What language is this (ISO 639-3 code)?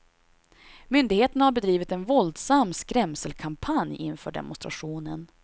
swe